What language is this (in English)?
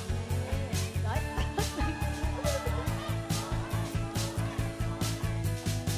Vietnamese